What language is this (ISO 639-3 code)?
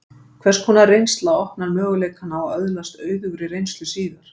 isl